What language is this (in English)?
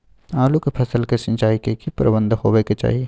Maithili